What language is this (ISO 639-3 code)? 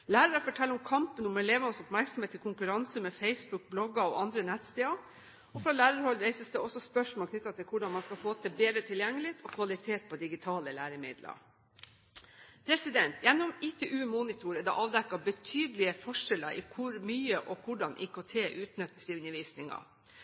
nob